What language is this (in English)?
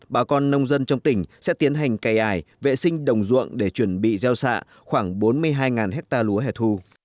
Vietnamese